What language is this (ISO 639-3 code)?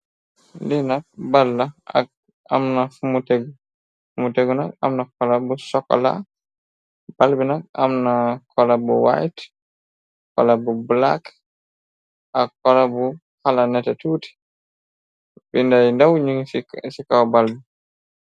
wol